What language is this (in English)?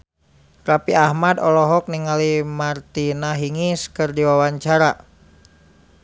Sundanese